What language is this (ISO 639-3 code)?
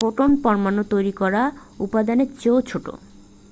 ben